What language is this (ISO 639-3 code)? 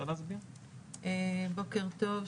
heb